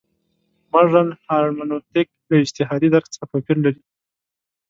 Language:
Pashto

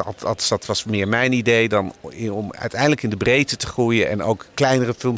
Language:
Dutch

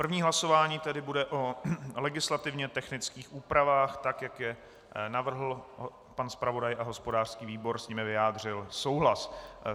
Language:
Czech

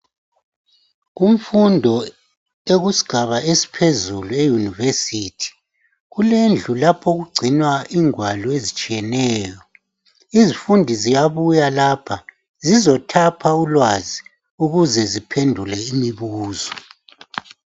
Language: North Ndebele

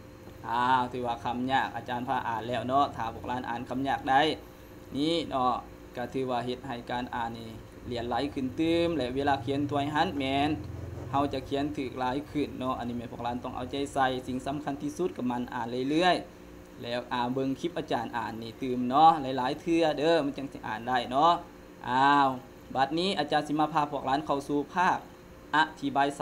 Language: Thai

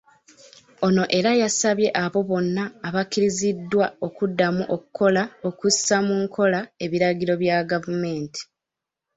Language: Ganda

